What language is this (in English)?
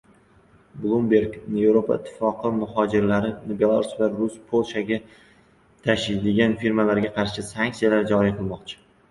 Uzbek